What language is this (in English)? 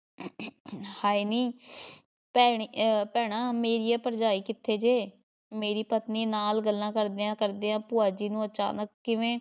Punjabi